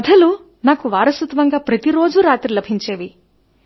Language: Telugu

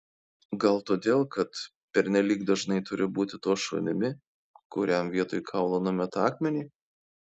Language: Lithuanian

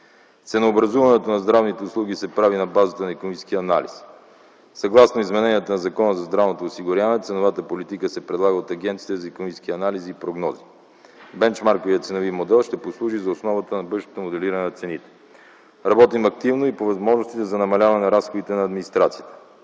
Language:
Bulgarian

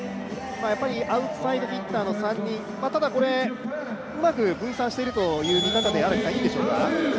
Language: Japanese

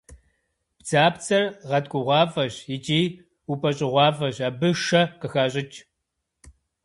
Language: Kabardian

